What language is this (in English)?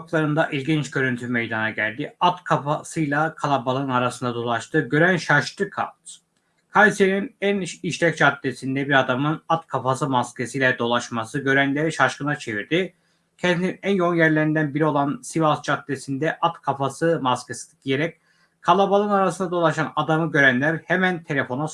Turkish